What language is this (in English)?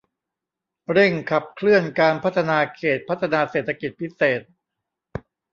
Thai